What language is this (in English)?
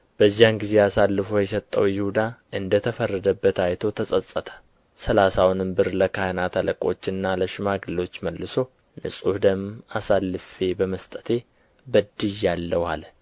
Amharic